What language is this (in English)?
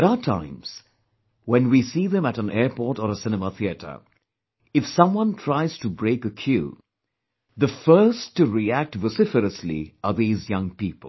English